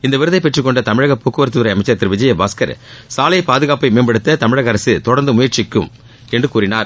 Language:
Tamil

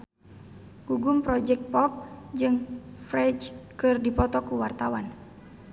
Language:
Sundanese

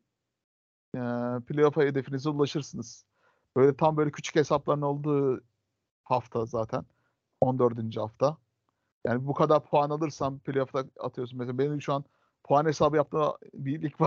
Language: Turkish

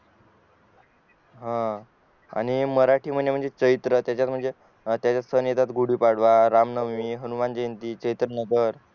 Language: Marathi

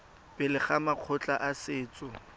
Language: Tswana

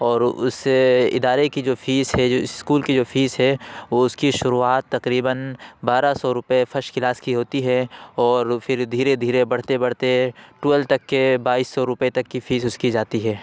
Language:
Urdu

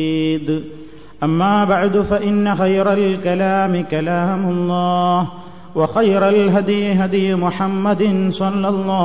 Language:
Malayalam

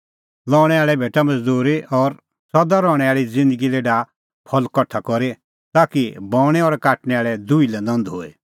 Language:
Kullu Pahari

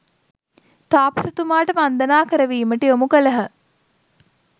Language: Sinhala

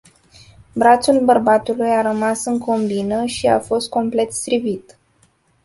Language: Romanian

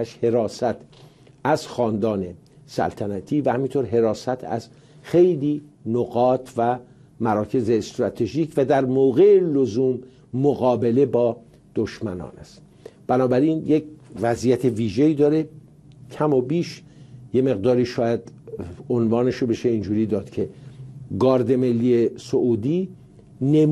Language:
Persian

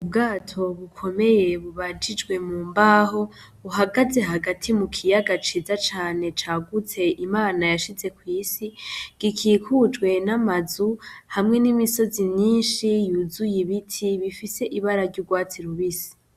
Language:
Rundi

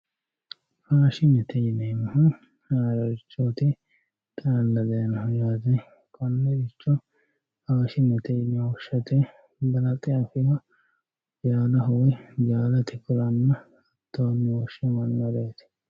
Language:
Sidamo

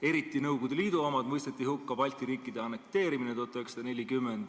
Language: Estonian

